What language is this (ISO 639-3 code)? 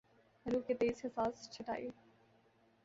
urd